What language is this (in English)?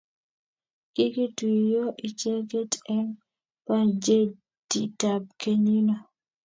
Kalenjin